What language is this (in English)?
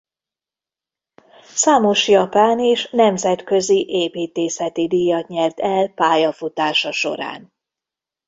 Hungarian